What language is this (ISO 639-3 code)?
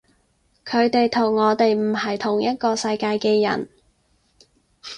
yue